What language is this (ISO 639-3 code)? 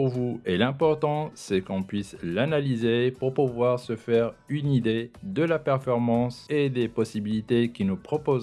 fra